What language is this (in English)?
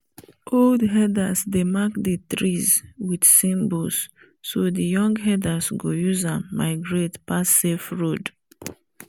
Nigerian Pidgin